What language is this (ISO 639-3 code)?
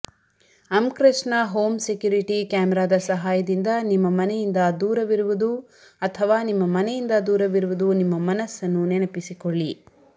kan